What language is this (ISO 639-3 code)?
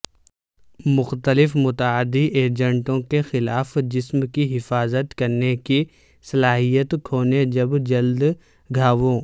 urd